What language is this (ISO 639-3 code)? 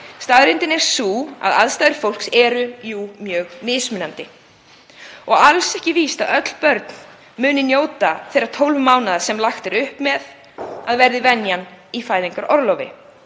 isl